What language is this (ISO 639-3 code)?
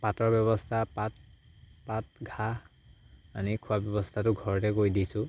asm